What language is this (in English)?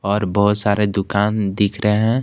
Hindi